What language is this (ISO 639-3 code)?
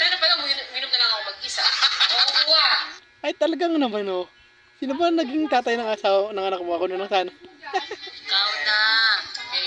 fil